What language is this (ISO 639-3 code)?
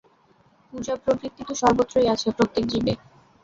ben